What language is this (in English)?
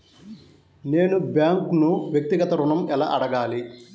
Telugu